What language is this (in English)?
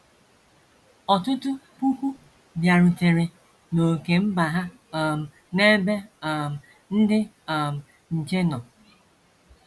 Igbo